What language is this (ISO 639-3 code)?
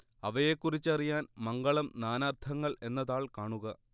mal